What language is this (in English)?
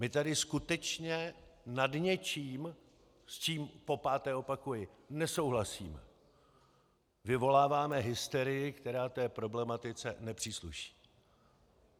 Czech